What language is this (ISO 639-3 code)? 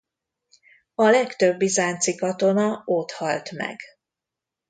hun